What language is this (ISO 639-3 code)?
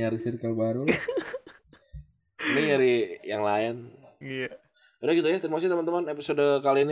ind